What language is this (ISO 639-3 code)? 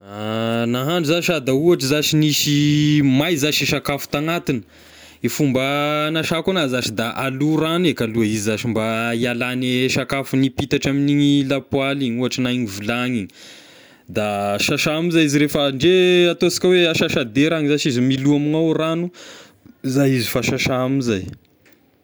tkg